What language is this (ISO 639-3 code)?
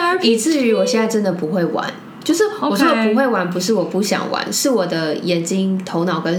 zho